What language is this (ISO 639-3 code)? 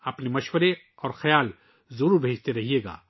urd